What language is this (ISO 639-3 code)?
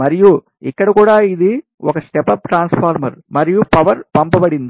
tel